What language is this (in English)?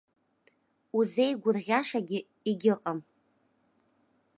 Abkhazian